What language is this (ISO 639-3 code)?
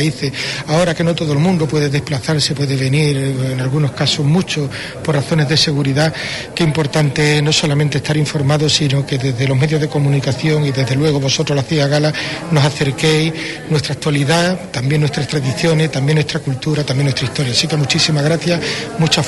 spa